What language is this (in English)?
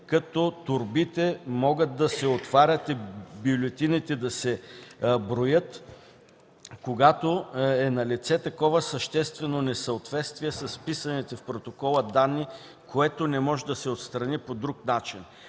Bulgarian